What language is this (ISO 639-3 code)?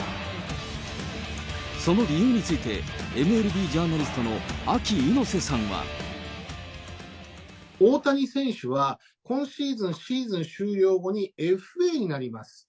jpn